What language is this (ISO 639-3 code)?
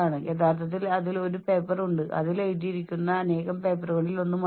mal